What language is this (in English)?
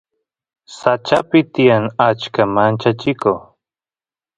Santiago del Estero Quichua